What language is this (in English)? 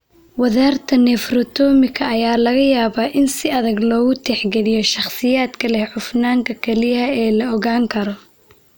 Somali